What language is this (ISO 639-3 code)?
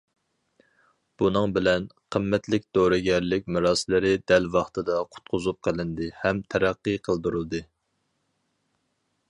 uig